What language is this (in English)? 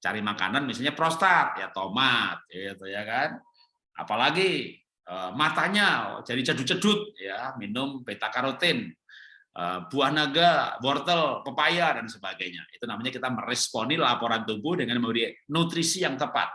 Indonesian